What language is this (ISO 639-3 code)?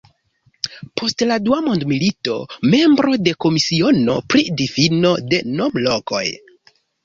epo